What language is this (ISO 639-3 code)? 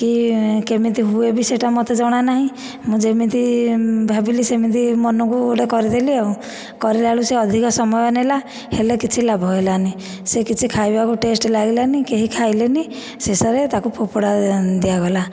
ori